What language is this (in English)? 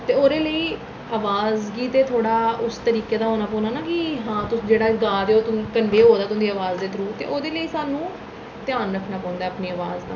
Dogri